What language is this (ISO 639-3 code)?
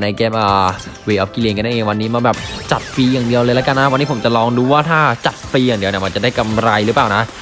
tha